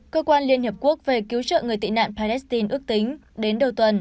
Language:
Vietnamese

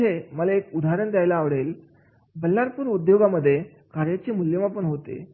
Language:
Marathi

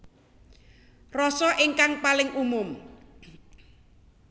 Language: Javanese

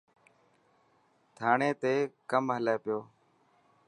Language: Dhatki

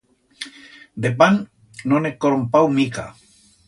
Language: Aragonese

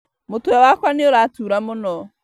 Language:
Kikuyu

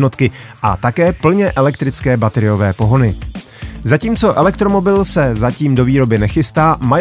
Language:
Czech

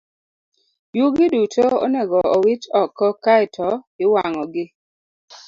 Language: Luo (Kenya and Tanzania)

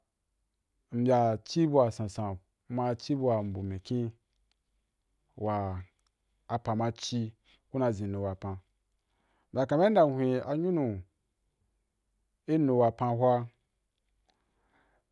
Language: Wapan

